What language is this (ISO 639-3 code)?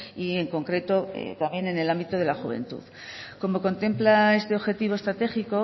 spa